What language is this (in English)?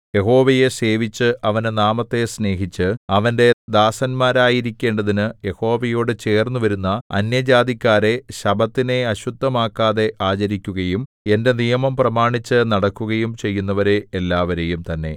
Malayalam